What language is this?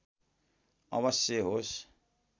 Nepali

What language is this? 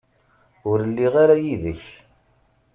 Kabyle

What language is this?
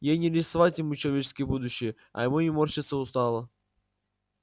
Russian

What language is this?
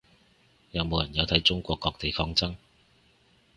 Cantonese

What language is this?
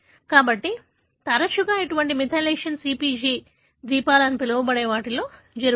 Telugu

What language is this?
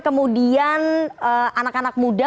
Indonesian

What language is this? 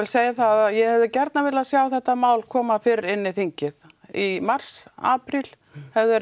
Icelandic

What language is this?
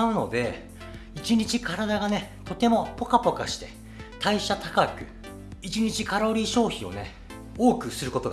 Japanese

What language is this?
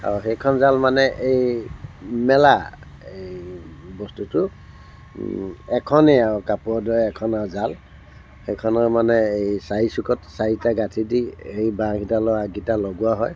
Assamese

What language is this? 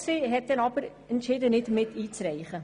Swiss German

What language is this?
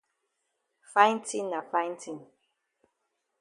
Cameroon Pidgin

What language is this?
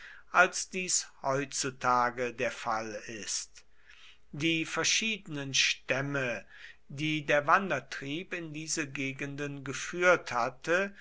German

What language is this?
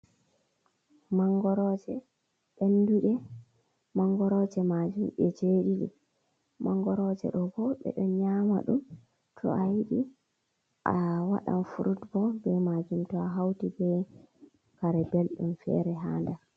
Fula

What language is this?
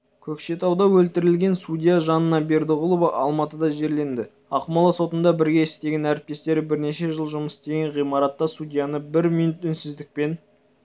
Kazakh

